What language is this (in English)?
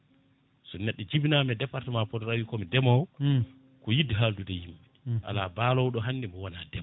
Fula